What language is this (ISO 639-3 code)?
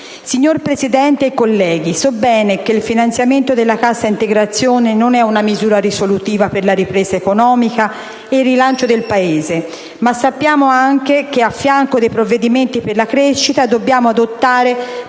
ita